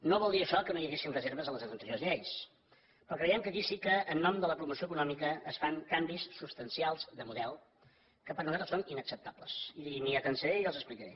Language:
Catalan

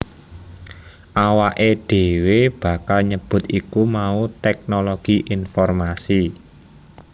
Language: Javanese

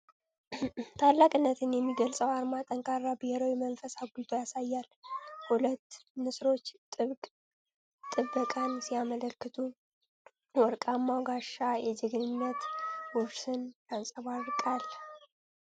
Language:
Amharic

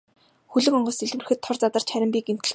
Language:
Mongolian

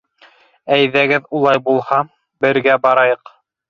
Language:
Bashkir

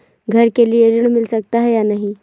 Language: Hindi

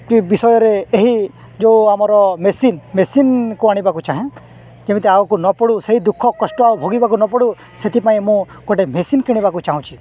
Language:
Odia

